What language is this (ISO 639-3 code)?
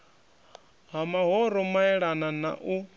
ven